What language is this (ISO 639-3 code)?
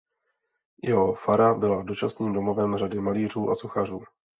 ces